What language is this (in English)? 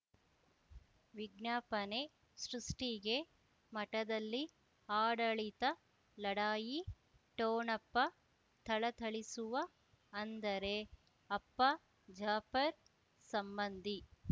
Kannada